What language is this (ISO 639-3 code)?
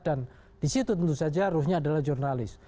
ind